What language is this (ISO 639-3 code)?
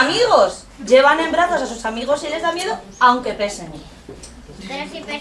spa